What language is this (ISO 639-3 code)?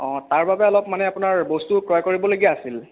asm